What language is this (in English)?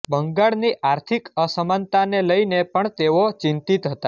Gujarati